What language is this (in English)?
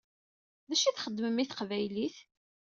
Kabyle